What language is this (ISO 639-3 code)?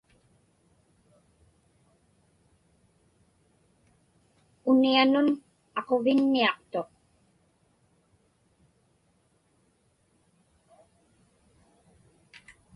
ipk